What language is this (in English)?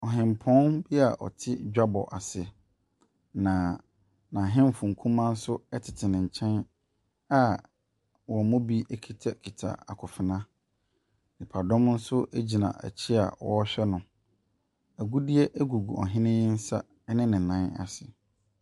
Akan